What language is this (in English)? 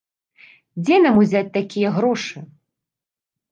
Belarusian